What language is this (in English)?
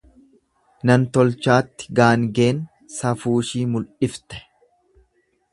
Oromo